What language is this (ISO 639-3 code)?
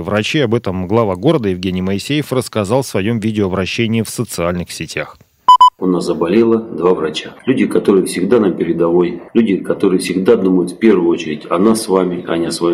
rus